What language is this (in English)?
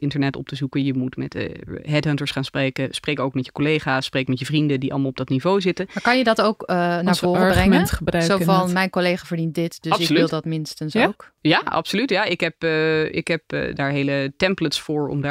Dutch